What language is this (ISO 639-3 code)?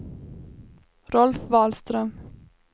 swe